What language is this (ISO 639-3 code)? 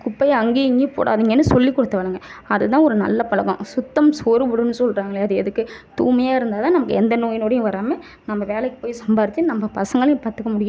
tam